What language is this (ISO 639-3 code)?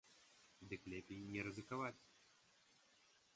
bel